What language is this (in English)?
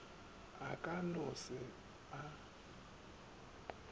Northern Sotho